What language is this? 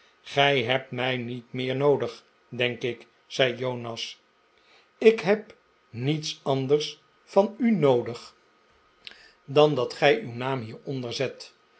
Dutch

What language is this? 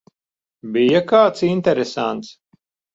Latvian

